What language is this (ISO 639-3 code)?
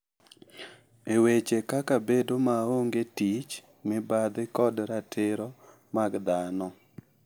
luo